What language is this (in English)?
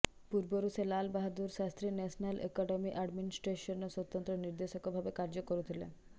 Odia